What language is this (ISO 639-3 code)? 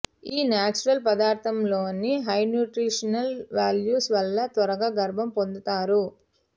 tel